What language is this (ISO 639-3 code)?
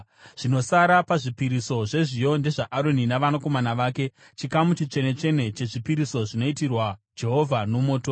sna